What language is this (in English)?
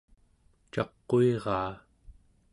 Central Yupik